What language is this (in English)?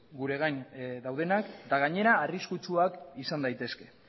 Basque